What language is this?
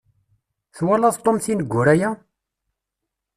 Kabyle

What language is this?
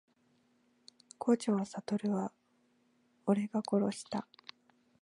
Japanese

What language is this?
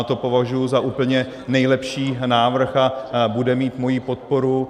Czech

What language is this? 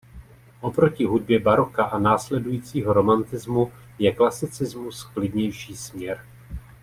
Czech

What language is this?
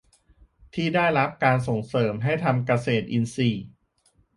Thai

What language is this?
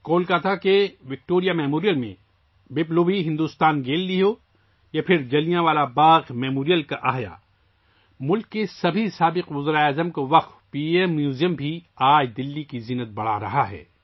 Urdu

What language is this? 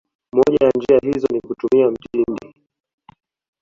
Swahili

